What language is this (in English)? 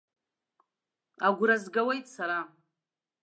Abkhazian